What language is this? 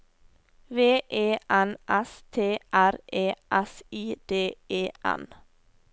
Norwegian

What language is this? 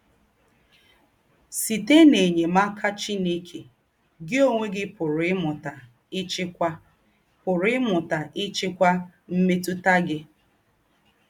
Igbo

